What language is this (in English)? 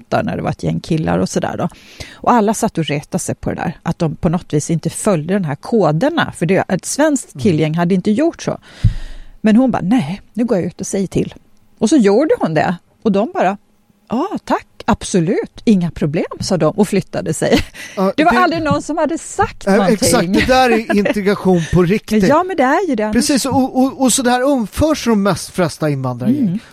Swedish